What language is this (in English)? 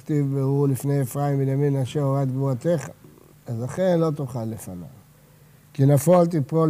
Hebrew